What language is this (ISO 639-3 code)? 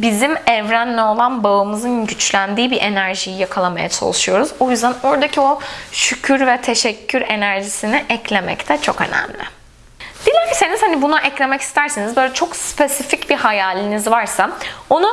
tur